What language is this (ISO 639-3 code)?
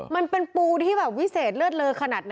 tha